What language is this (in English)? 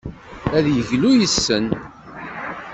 Kabyle